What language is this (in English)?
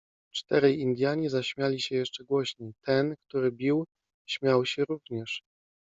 Polish